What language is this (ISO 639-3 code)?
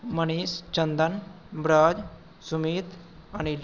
mai